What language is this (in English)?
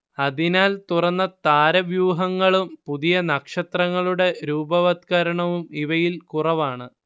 Malayalam